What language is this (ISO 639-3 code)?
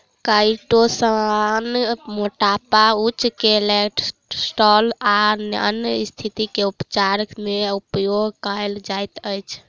mai